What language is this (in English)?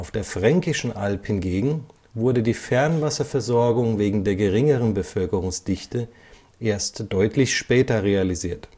German